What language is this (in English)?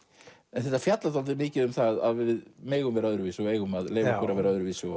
Icelandic